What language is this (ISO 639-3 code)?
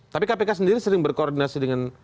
ind